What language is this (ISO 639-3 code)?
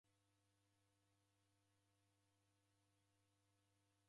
dav